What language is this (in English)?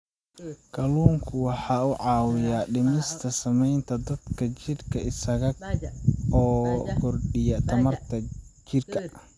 Somali